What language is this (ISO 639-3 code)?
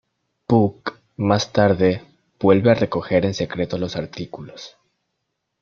spa